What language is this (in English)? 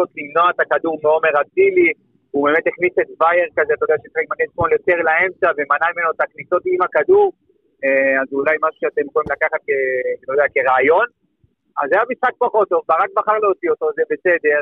Hebrew